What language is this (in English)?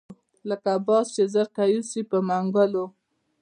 Pashto